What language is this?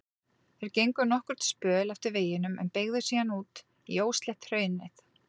Icelandic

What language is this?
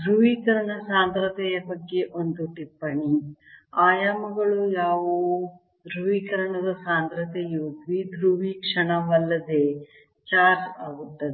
Kannada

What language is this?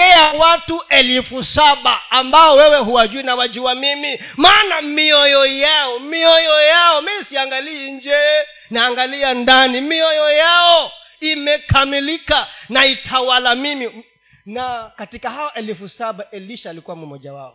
Swahili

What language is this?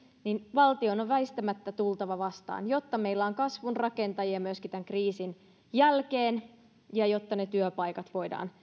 Finnish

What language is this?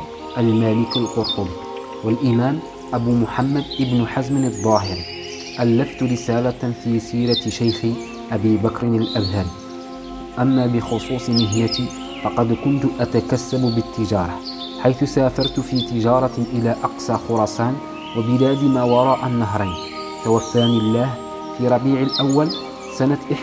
Arabic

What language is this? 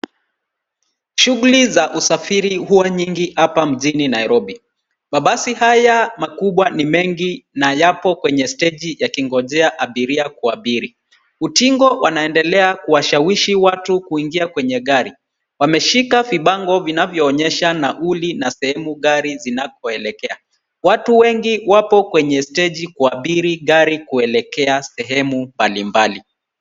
Swahili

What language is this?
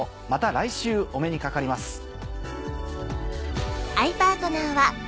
Japanese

